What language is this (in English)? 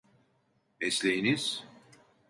Turkish